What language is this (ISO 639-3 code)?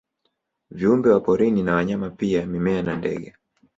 swa